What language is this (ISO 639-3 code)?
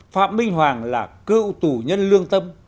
vie